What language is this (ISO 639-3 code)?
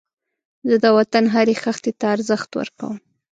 pus